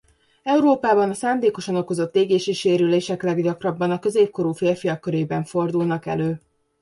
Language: Hungarian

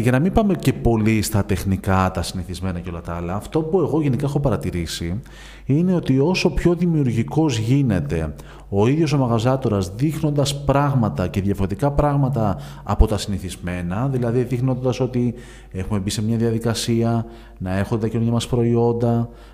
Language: Greek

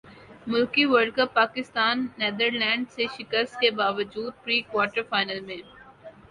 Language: Urdu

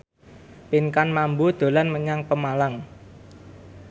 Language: Javanese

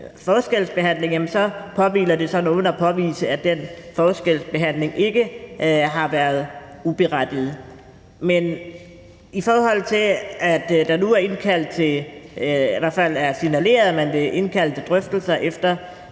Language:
Danish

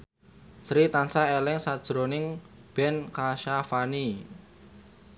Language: Javanese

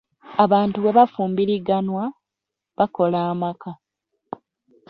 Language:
Ganda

